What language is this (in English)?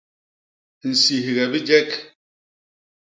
Basaa